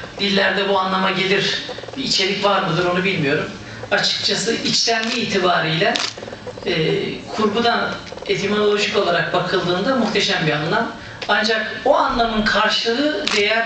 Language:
Turkish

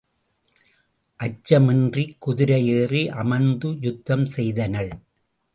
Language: Tamil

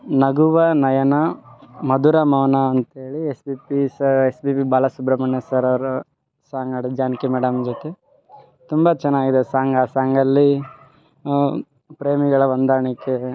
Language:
Kannada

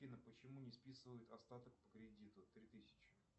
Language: Russian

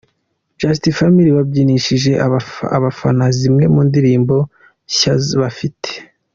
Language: Kinyarwanda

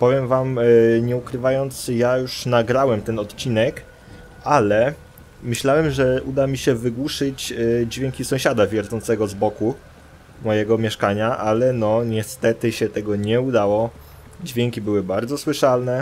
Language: Polish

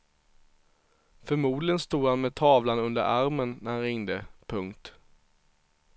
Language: Swedish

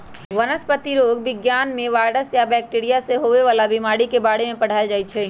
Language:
Magahi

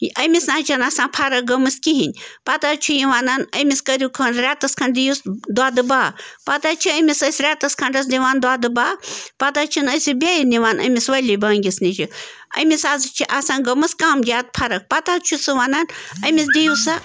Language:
Kashmiri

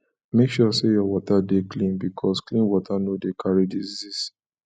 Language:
Nigerian Pidgin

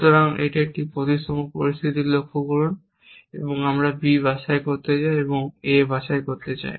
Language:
Bangla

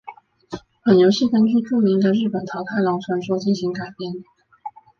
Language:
Chinese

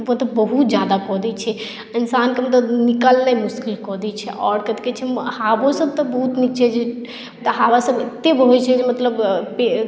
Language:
Maithili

